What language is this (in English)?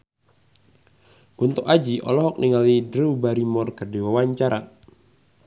Sundanese